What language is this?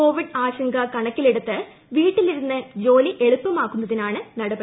Malayalam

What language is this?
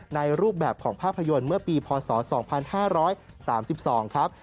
Thai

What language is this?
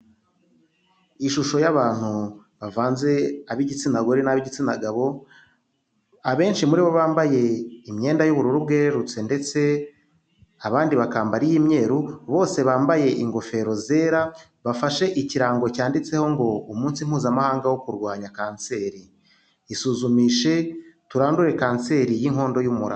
Kinyarwanda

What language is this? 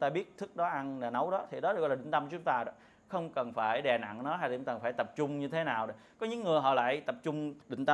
Vietnamese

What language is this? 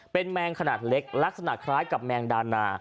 Thai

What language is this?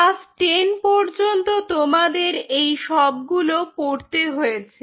Bangla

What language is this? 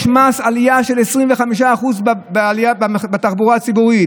Hebrew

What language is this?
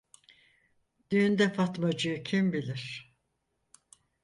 Turkish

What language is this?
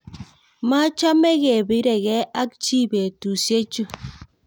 Kalenjin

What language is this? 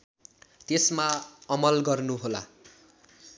Nepali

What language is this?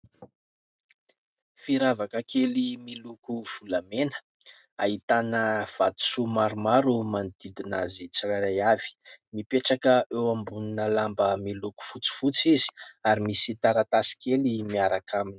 Malagasy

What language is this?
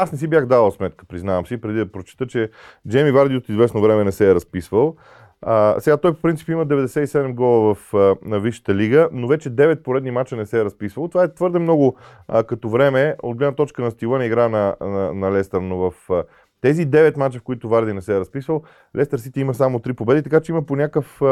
Bulgarian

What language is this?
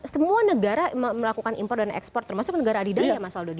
Indonesian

